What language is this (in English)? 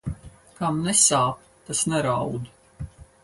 Latvian